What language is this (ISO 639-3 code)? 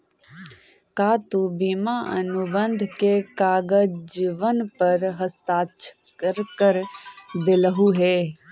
mag